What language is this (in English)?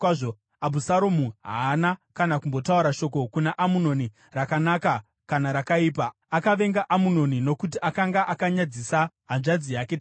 Shona